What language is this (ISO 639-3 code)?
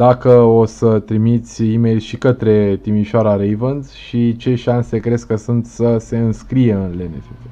ron